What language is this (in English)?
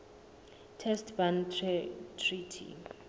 Southern Sotho